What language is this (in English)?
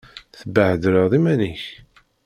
Kabyle